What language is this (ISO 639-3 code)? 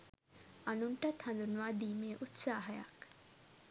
sin